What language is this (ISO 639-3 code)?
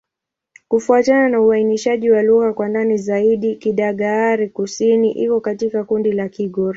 swa